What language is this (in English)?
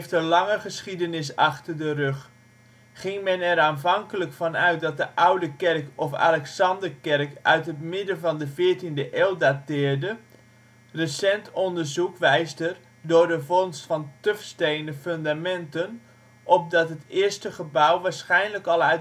Dutch